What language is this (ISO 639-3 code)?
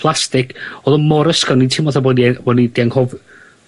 cym